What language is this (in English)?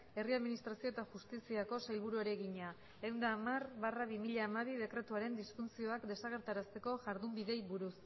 Basque